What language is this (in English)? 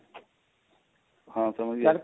Punjabi